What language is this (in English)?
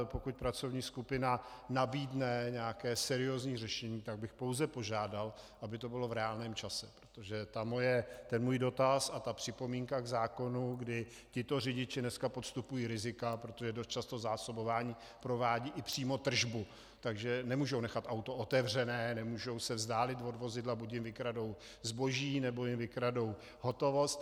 Czech